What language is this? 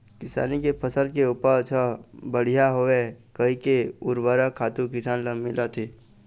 Chhattisgarhi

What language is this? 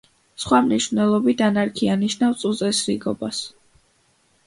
Georgian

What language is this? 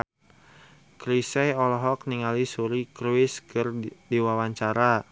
Sundanese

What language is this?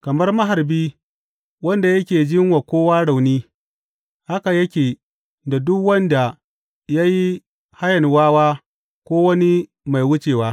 Hausa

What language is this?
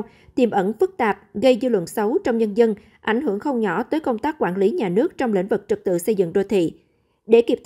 Vietnamese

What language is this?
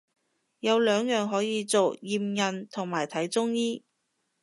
Cantonese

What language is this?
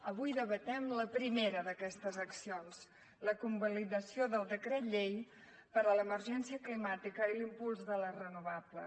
Catalan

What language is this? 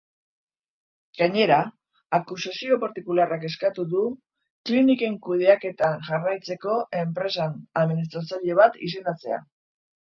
Basque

